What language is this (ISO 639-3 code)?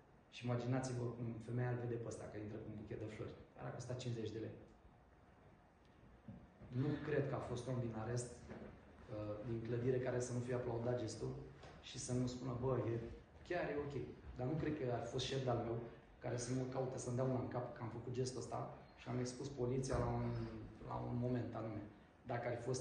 ron